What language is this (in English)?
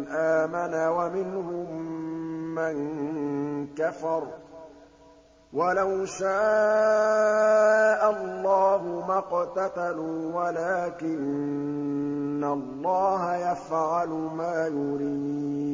Arabic